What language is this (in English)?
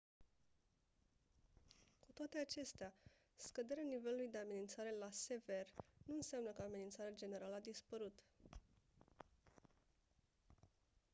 Romanian